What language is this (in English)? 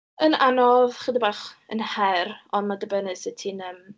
Welsh